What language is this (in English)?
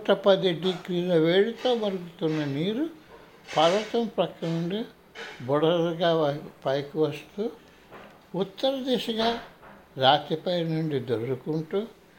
Telugu